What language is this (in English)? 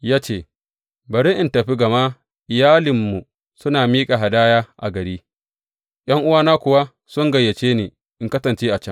Hausa